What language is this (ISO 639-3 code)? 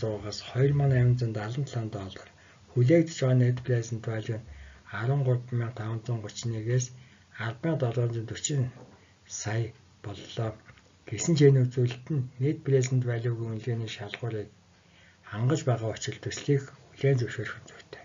tur